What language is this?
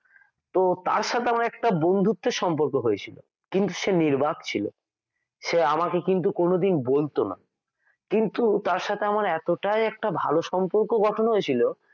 Bangla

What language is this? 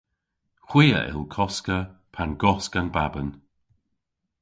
Cornish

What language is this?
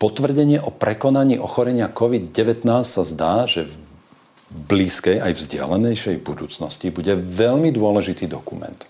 Slovak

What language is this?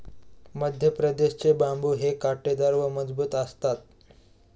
Marathi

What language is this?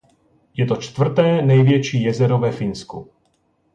Czech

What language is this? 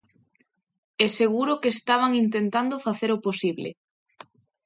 Galician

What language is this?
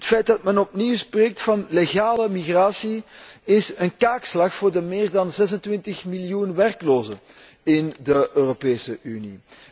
Dutch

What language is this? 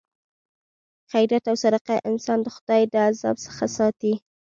Pashto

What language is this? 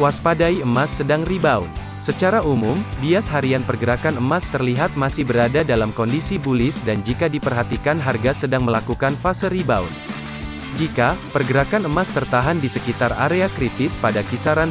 Indonesian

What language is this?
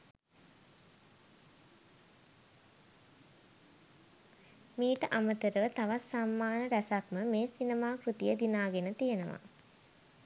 Sinhala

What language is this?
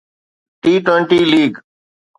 Sindhi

